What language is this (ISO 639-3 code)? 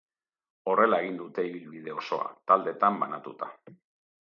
eus